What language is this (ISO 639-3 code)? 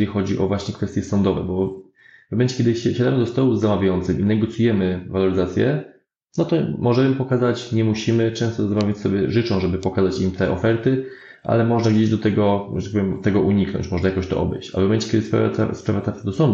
pol